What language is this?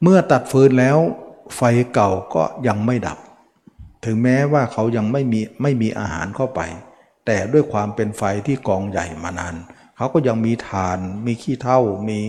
Thai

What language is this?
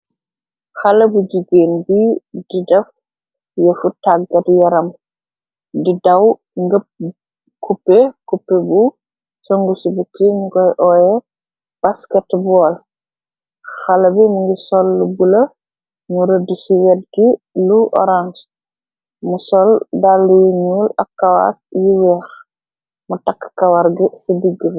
Wolof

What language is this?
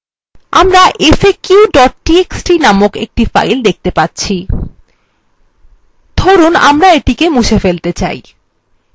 Bangla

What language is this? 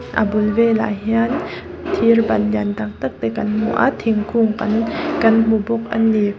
Mizo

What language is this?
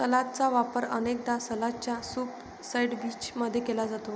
Marathi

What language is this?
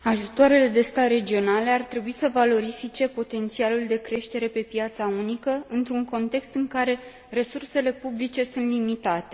Romanian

